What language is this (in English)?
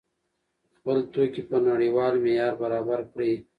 Pashto